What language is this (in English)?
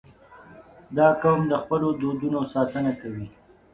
Pashto